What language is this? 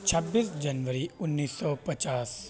Urdu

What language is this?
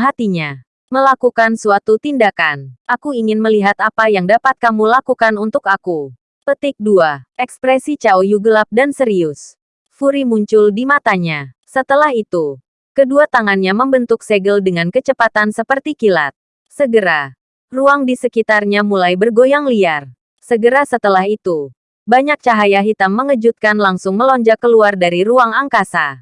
Indonesian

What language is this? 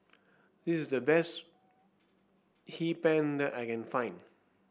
English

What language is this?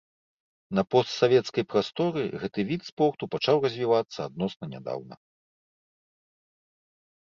Belarusian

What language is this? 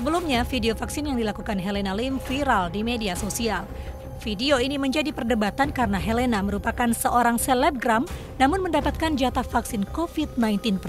Indonesian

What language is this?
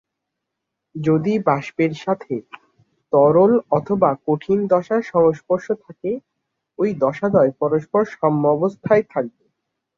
Bangla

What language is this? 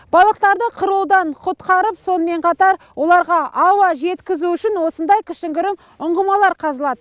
Kazakh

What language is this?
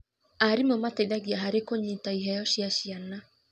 Kikuyu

